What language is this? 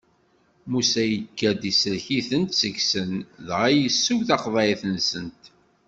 Kabyle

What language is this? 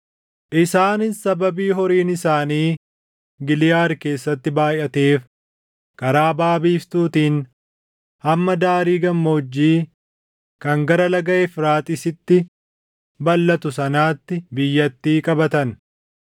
Oromo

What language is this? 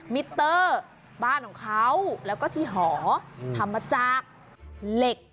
Thai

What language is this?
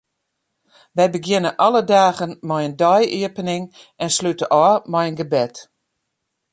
Western Frisian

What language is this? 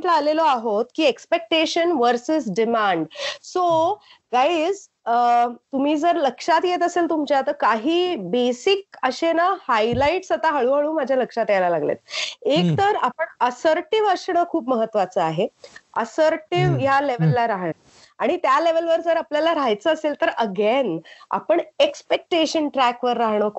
Marathi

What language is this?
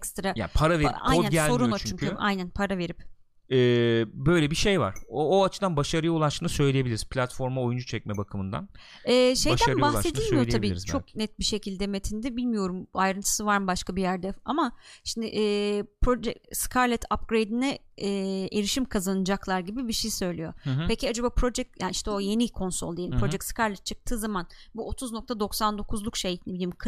Turkish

